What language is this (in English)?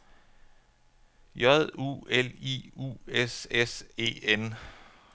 Danish